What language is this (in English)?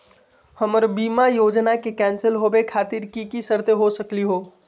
Magahi